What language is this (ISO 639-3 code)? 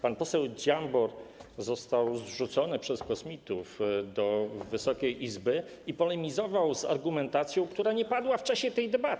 pol